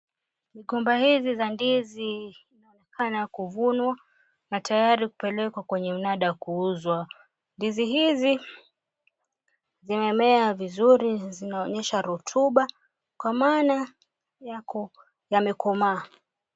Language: Swahili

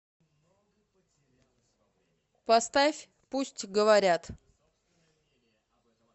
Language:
Russian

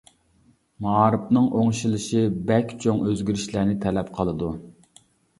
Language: Uyghur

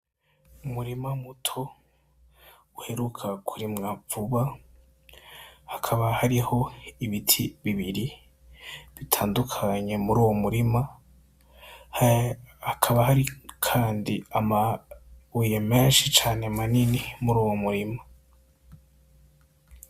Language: Rundi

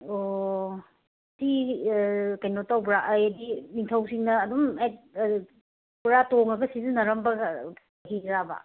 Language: Manipuri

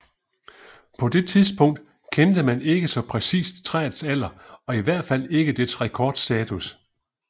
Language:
Danish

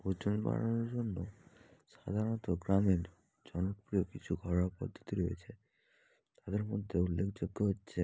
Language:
Bangla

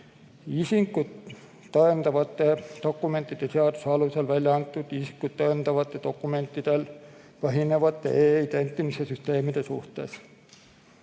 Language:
Estonian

